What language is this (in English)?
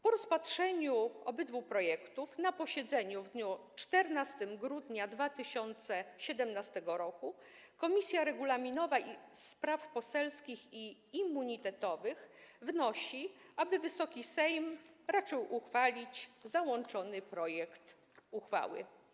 Polish